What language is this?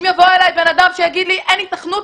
Hebrew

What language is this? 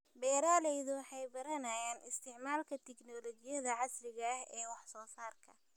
Somali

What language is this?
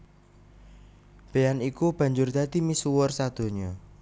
Javanese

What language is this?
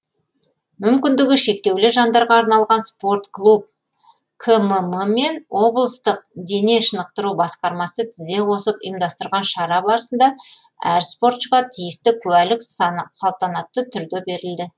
Kazakh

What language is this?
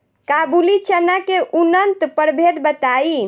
Bhojpuri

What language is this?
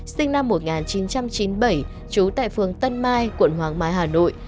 Vietnamese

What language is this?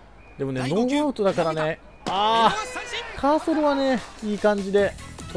Japanese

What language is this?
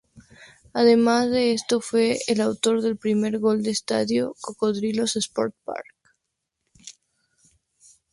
Spanish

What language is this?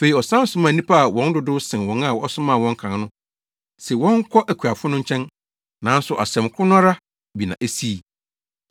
Akan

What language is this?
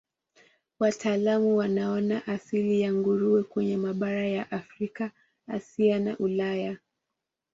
Swahili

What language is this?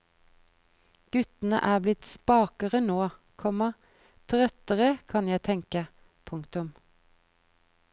Norwegian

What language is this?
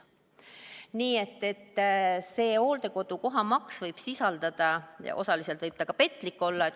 Estonian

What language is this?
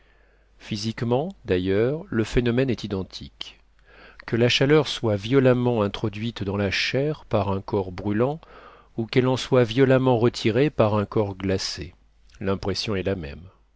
French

